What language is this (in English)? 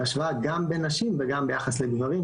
Hebrew